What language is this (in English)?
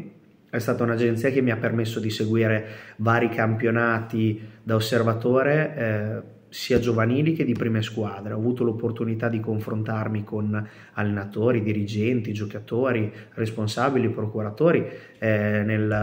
Italian